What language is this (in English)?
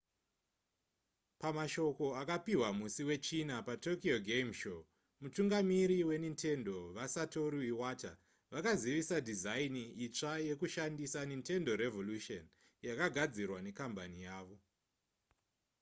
Shona